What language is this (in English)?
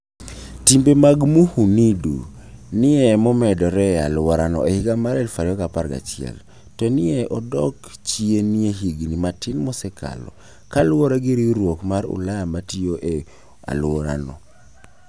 Luo (Kenya and Tanzania)